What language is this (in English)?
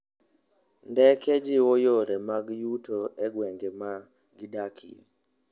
Luo (Kenya and Tanzania)